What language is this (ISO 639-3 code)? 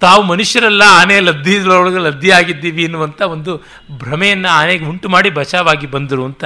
kan